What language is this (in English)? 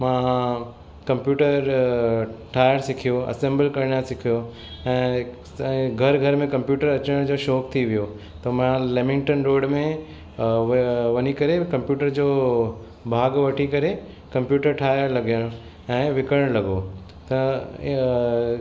Sindhi